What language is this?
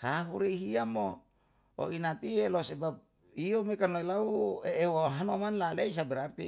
Yalahatan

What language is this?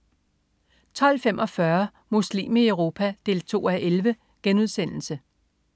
Danish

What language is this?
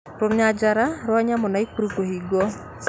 Kikuyu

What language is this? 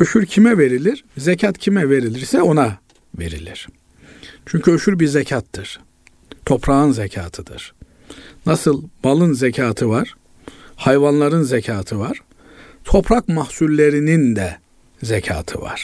Turkish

